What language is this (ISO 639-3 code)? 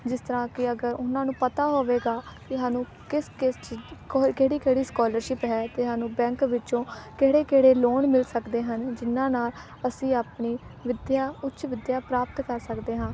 pan